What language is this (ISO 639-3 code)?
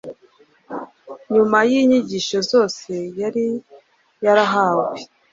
kin